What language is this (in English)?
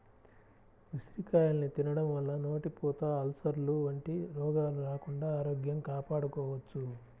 Telugu